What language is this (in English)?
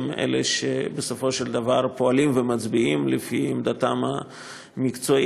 Hebrew